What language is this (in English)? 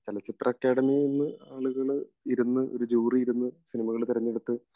Malayalam